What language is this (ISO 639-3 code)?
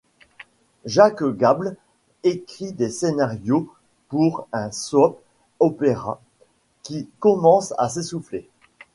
fra